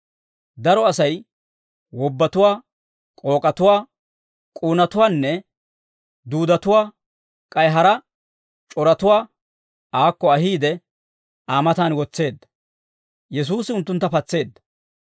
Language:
Dawro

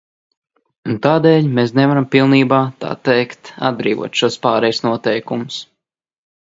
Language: Latvian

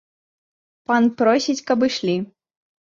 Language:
Belarusian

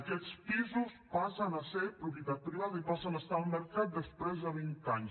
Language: Catalan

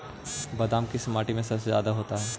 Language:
Magahi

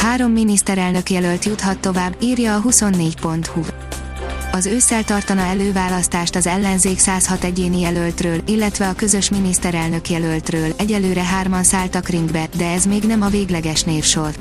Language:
Hungarian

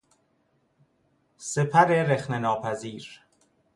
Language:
Persian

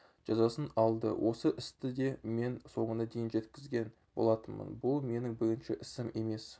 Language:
Kazakh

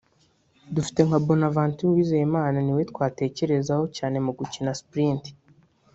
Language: Kinyarwanda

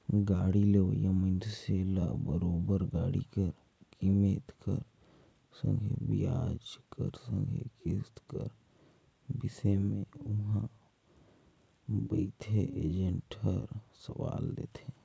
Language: Chhattisgarhi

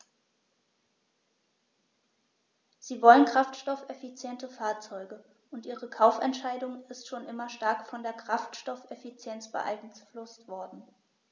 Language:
German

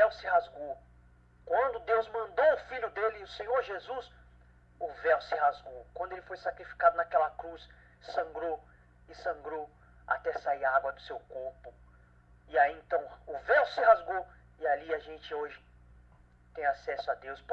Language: Portuguese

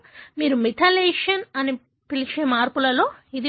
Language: Telugu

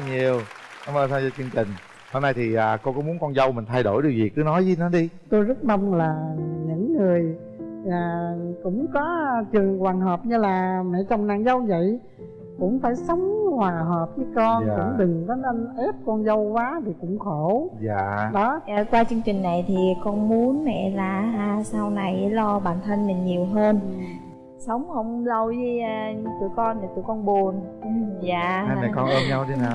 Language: Vietnamese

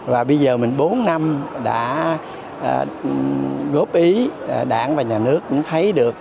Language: Vietnamese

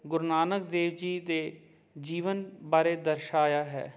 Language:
Punjabi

